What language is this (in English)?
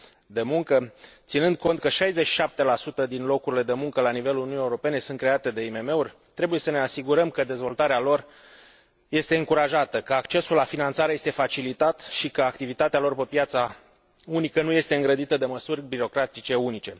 Romanian